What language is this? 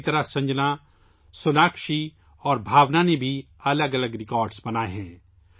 Urdu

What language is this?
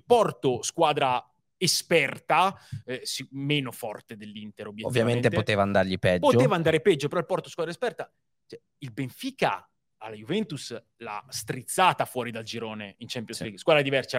Italian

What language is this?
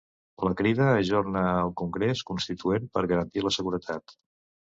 Catalan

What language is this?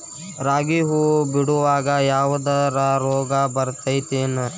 Kannada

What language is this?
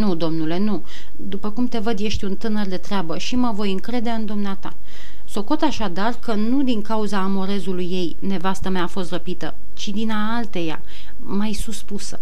Romanian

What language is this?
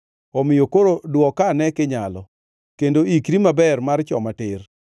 Luo (Kenya and Tanzania)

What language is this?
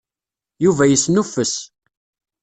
Kabyle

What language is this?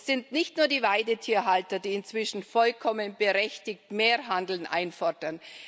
German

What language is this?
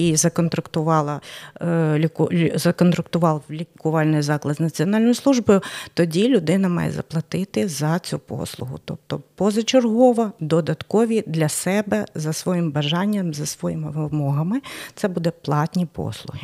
Ukrainian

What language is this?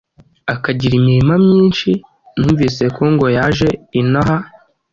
Kinyarwanda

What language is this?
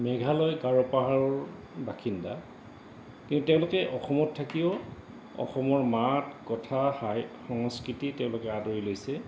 Assamese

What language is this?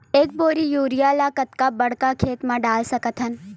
Chhattisgarhi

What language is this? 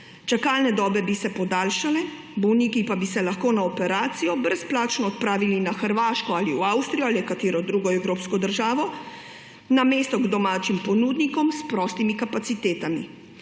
Slovenian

